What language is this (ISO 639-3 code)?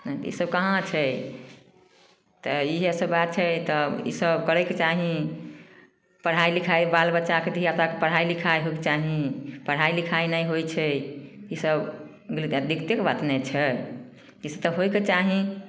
mai